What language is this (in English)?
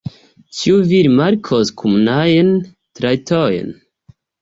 Esperanto